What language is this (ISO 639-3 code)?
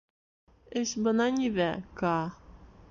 bak